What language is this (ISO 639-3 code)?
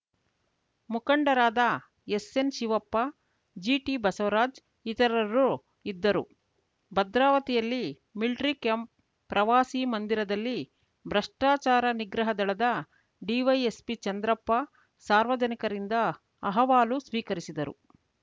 kan